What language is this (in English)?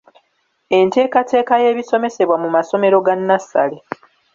Ganda